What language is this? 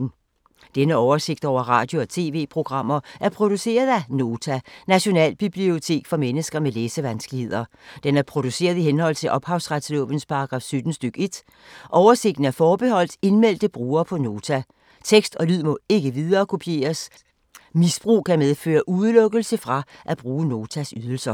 Danish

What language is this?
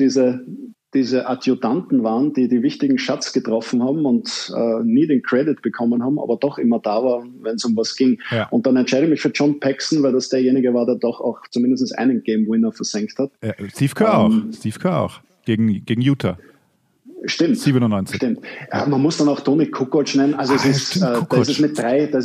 German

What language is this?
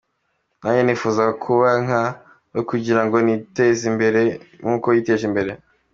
Kinyarwanda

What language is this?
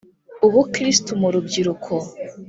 Kinyarwanda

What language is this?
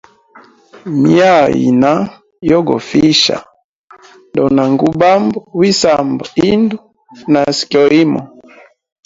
Hemba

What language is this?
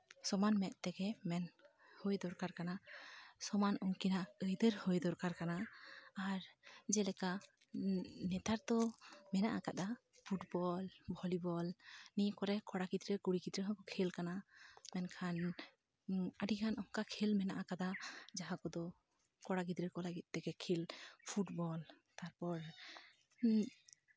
Santali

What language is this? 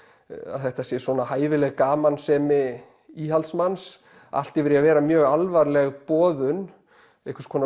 Icelandic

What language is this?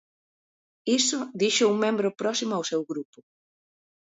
Galician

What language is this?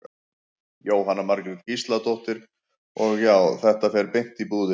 Icelandic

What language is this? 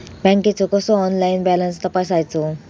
Marathi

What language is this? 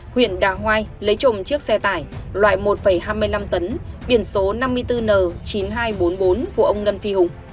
Vietnamese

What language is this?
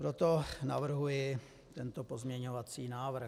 Czech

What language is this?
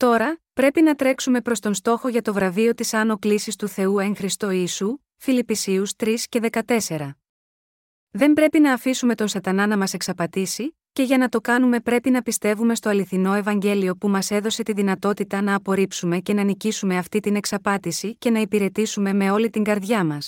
Greek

